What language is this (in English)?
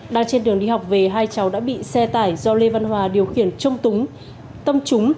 Vietnamese